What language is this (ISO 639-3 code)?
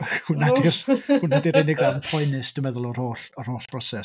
cym